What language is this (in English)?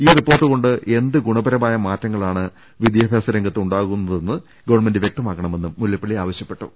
Malayalam